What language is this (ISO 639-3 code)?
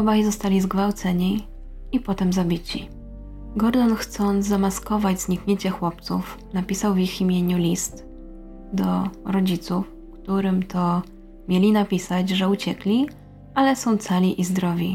pol